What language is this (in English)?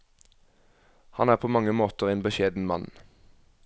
Norwegian